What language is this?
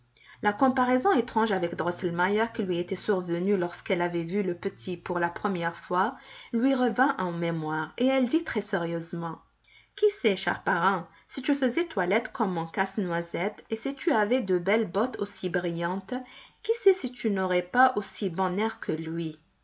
French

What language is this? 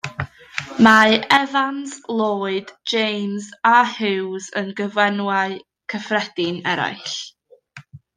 Welsh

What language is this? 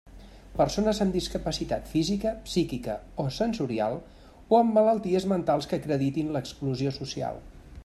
Catalan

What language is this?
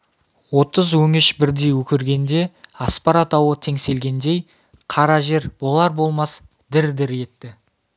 Kazakh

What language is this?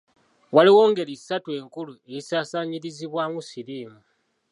Ganda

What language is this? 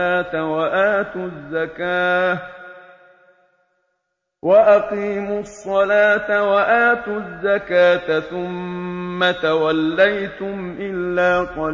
Arabic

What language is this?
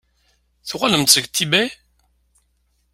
Kabyle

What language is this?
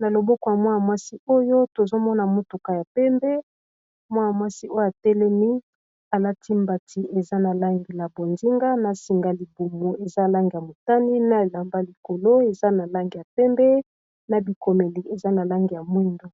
Lingala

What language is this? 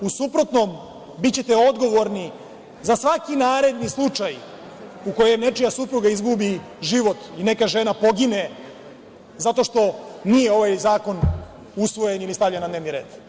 Serbian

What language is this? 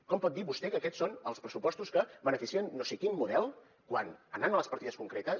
Catalan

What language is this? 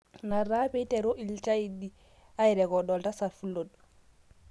Masai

